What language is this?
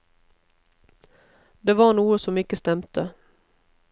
Norwegian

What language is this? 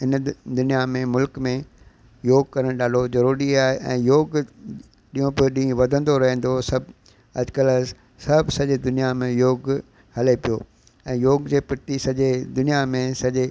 Sindhi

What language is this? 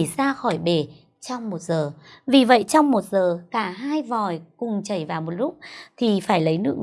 Vietnamese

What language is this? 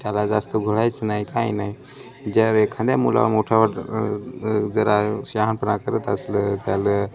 Marathi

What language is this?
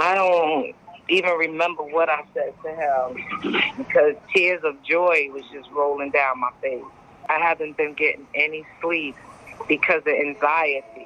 Swedish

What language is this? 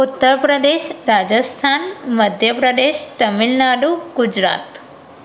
Sindhi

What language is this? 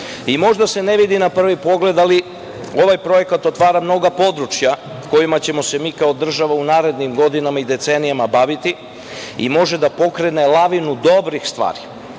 Serbian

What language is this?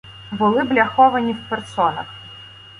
Ukrainian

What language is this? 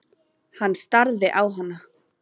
Icelandic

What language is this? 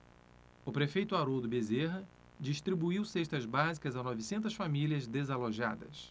Portuguese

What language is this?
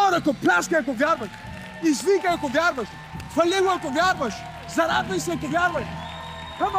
Bulgarian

